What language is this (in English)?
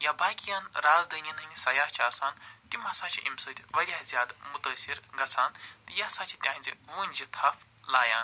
Kashmiri